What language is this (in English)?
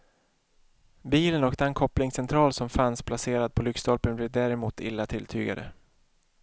Swedish